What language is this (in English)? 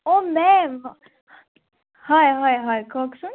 Assamese